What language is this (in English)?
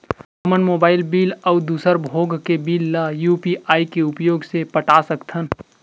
Chhattisgarhi